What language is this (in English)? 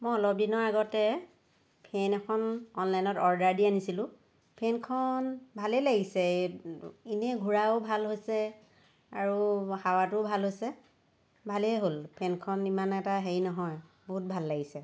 Assamese